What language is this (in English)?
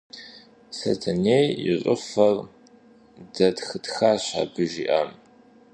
Kabardian